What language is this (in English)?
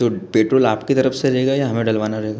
Hindi